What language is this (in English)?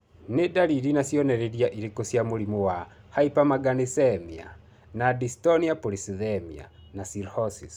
Kikuyu